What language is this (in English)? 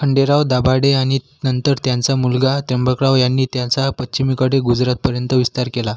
Marathi